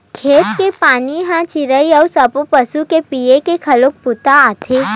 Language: Chhattisgarhi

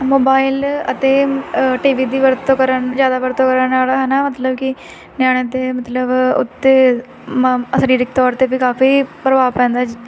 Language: Punjabi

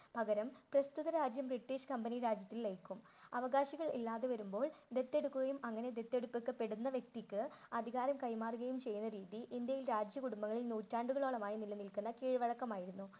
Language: Malayalam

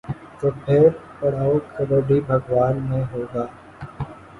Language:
Urdu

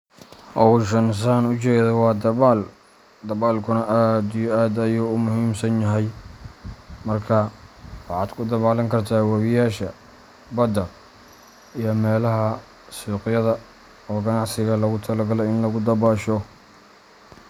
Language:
Somali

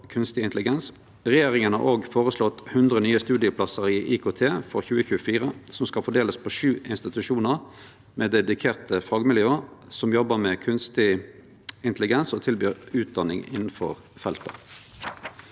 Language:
Norwegian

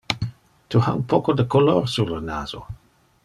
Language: Interlingua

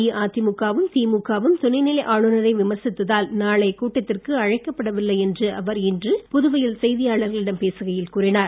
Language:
Tamil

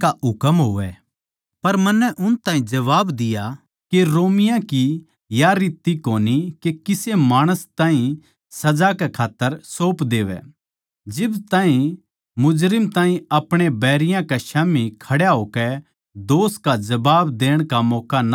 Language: Haryanvi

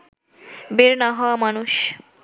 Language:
Bangla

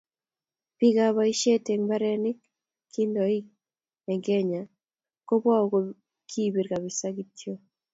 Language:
Kalenjin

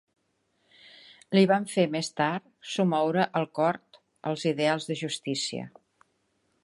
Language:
Catalan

